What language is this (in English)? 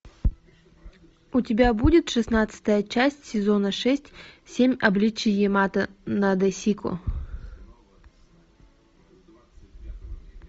Russian